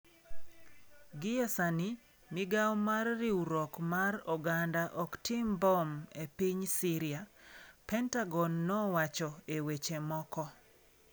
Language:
Luo (Kenya and Tanzania)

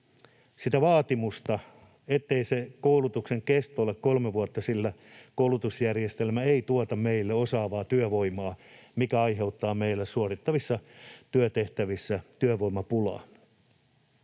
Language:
Finnish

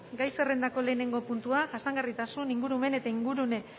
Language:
Basque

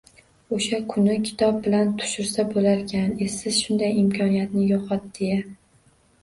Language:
Uzbek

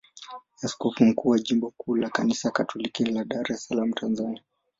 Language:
Swahili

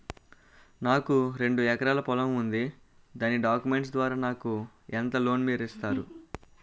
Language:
Telugu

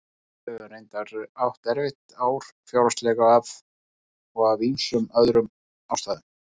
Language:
Icelandic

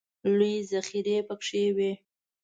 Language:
Pashto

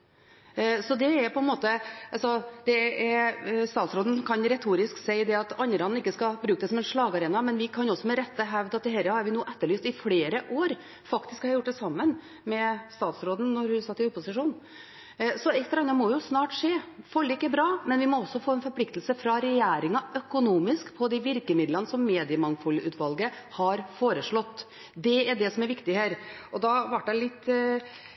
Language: Norwegian Bokmål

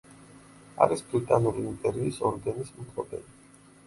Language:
Georgian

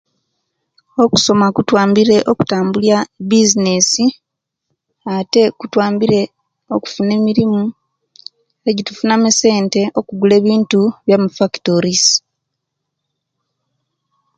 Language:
Kenyi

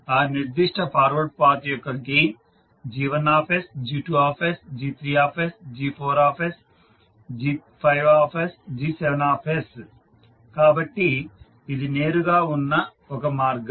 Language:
Telugu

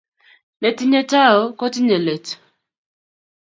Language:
Kalenjin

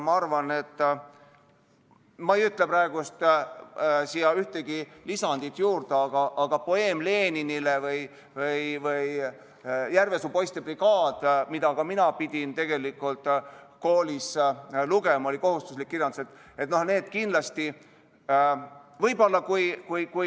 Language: Estonian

